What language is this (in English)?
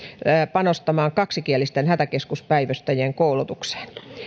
Finnish